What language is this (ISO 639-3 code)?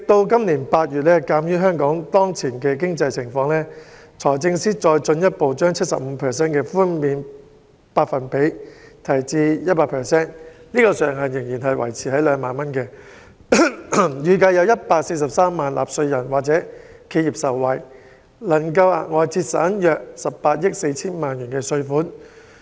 yue